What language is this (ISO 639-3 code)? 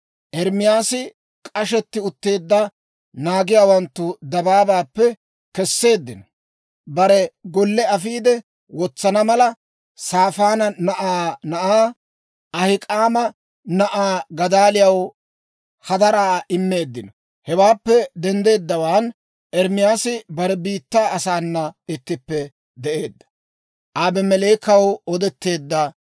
dwr